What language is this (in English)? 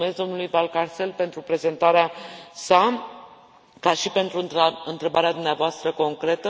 Romanian